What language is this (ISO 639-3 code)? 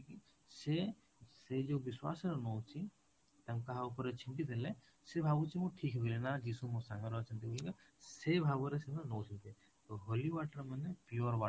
ori